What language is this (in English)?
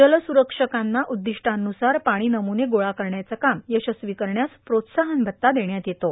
Marathi